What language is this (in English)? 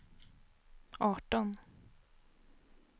Swedish